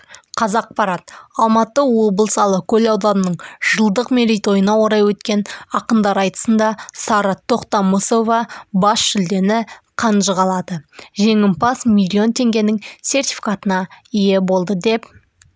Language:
Kazakh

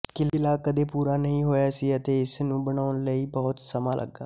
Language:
Punjabi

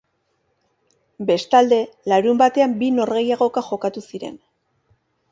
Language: Basque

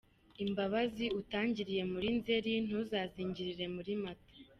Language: Kinyarwanda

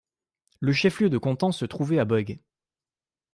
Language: French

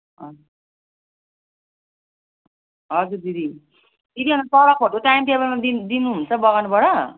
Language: Nepali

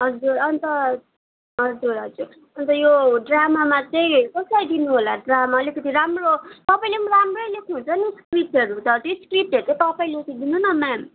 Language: Nepali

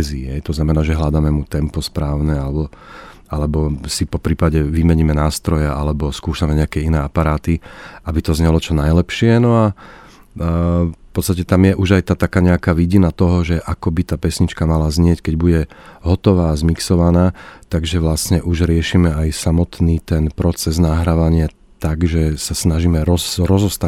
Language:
Slovak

